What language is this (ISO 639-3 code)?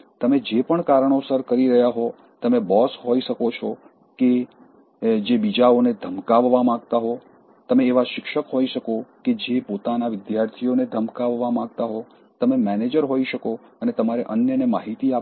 guj